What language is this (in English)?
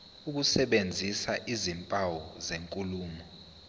Zulu